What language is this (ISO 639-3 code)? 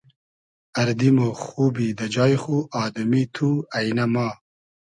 haz